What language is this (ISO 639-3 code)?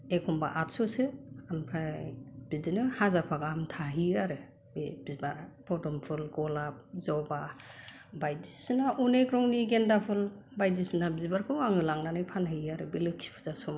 brx